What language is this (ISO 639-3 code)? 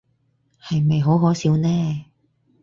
yue